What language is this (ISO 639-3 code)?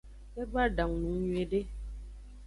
ajg